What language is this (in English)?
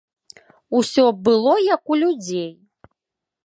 Belarusian